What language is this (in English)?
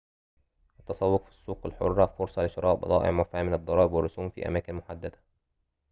Arabic